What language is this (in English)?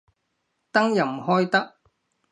Cantonese